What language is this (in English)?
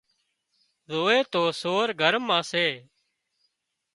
Wadiyara Koli